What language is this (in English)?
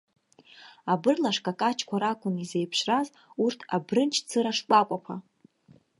Abkhazian